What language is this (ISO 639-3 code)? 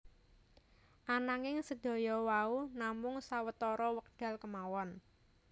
jav